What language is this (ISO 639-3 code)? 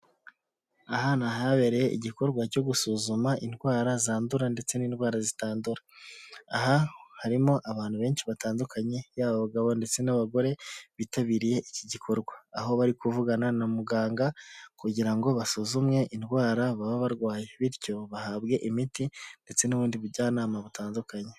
kin